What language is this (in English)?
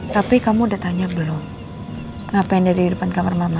Indonesian